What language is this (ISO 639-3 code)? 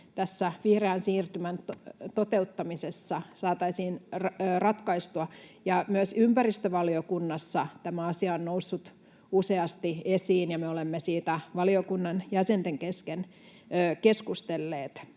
fin